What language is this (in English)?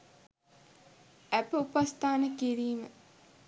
Sinhala